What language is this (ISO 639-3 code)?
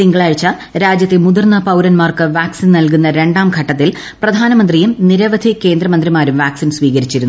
mal